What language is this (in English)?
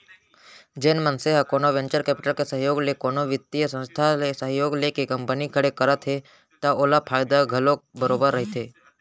Chhattisgarhi